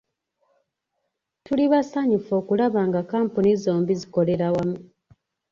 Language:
Ganda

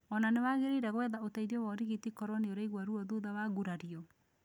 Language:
Kikuyu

